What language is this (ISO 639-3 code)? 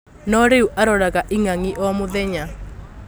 kik